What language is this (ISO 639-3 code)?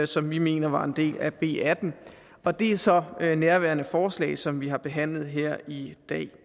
dan